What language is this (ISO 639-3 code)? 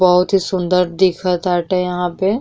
bho